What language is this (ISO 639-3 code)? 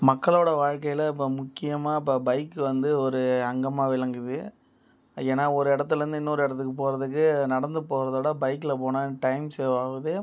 tam